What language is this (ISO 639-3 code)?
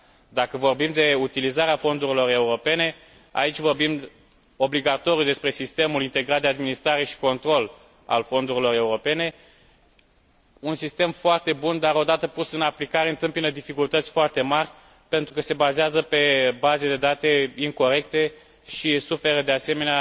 ron